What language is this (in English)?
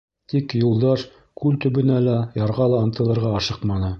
Bashkir